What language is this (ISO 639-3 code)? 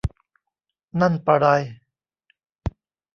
tha